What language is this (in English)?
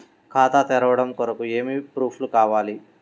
Telugu